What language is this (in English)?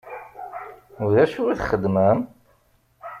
Kabyle